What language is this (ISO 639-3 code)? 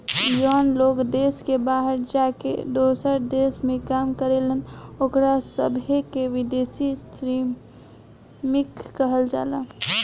bho